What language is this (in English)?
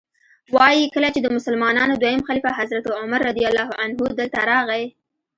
Pashto